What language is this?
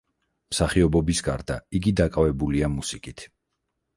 Georgian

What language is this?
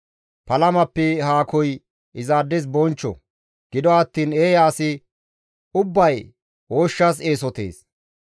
Gamo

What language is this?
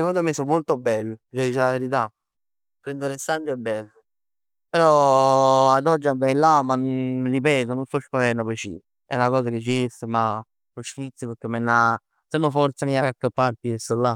Neapolitan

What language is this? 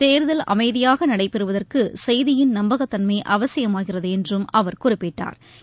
Tamil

